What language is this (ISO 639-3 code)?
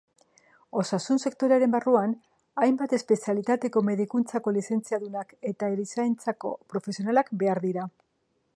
eus